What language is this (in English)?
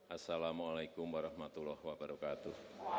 Indonesian